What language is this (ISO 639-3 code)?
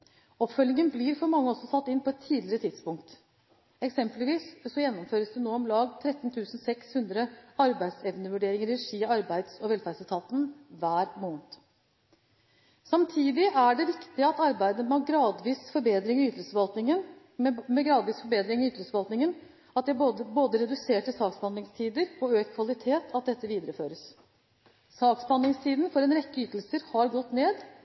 nob